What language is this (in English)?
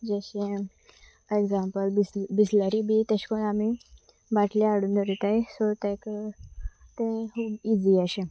Konkani